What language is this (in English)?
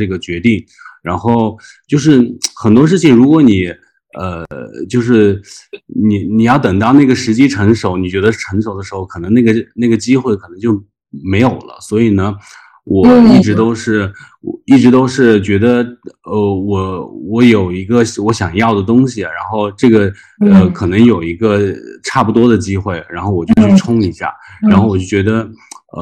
Chinese